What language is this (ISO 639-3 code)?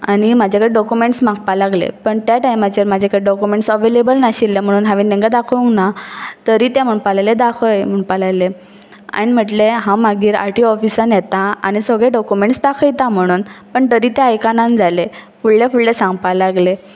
kok